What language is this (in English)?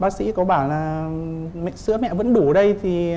Vietnamese